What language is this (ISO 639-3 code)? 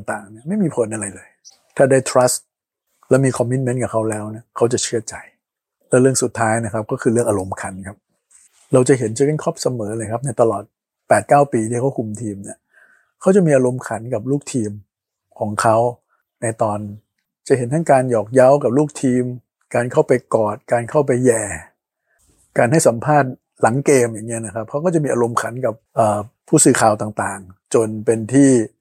tha